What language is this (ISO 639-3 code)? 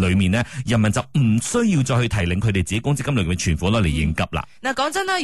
zho